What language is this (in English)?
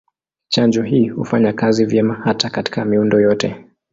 Swahili